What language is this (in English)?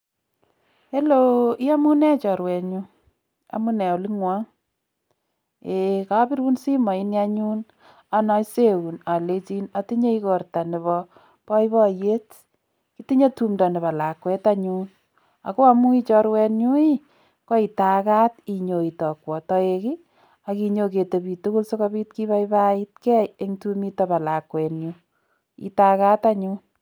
Kalenjin